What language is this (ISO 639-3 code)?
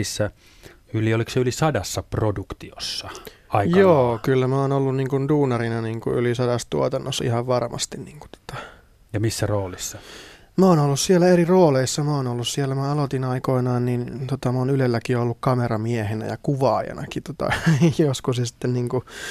fin